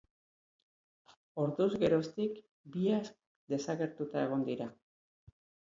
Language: Basque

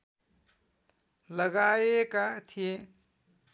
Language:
Nepali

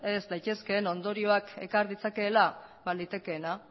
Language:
Basque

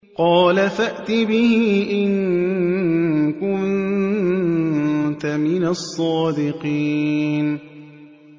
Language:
Arabic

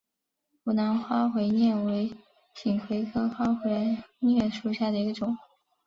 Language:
Chinese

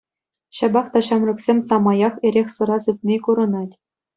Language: Chuvash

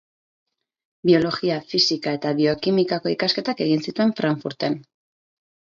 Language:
Basque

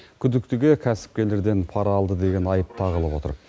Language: Kazakh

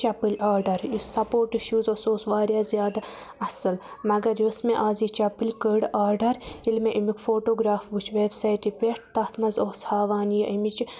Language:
Kashmiri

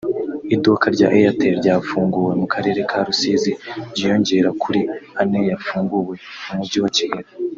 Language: Kinyarwanda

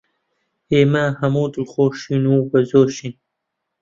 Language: Central Kurdish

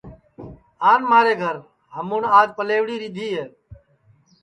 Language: Sansi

